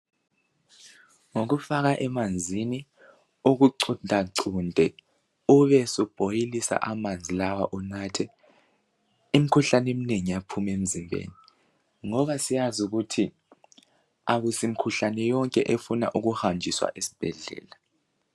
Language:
North Ndebele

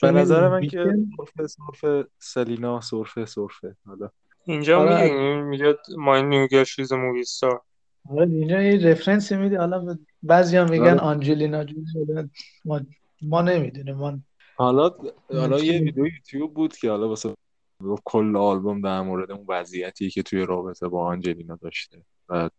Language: Persian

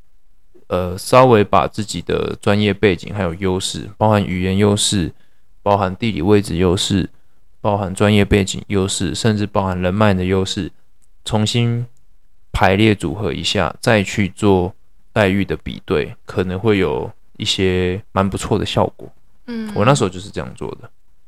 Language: Chinese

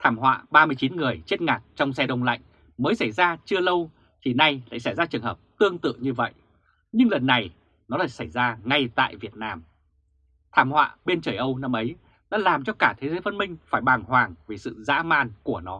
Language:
Vietnamese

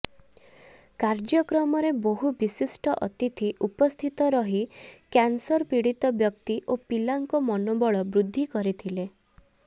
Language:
Odia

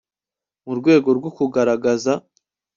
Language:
Kinyarwanda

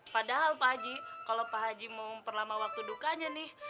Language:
Indonesian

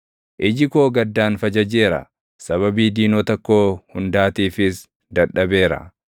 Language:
Oromo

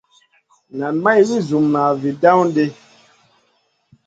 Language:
Masana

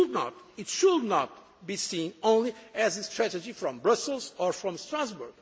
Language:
English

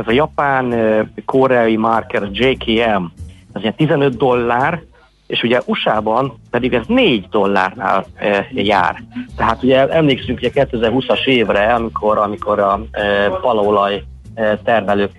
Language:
Hungarian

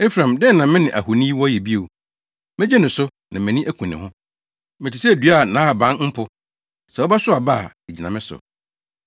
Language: Akan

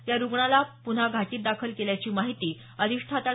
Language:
Marathi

